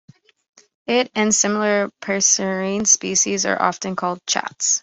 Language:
English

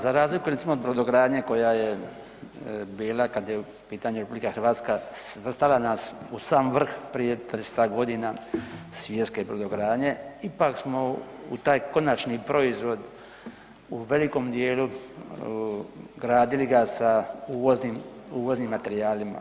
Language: Croatian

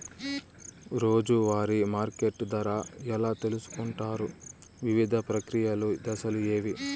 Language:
Telugu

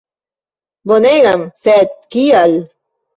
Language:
Esperanto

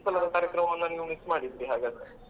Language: Kannada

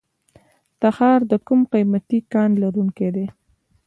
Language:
Pashto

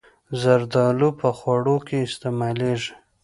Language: Pashto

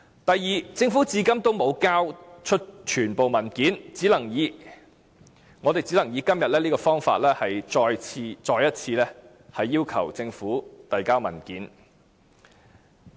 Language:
Cantonese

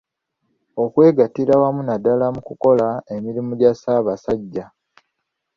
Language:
Ganda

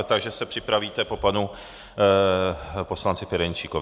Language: Czech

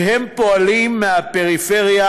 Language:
Hebrew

